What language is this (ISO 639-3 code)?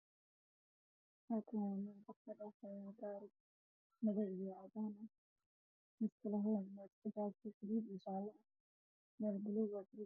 som